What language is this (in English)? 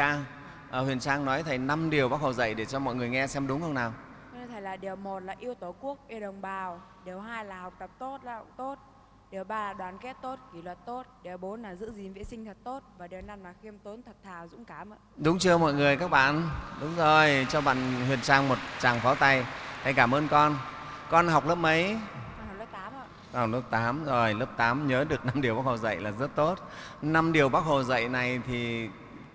Vietnamese